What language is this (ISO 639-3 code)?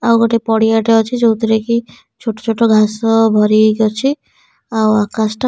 ori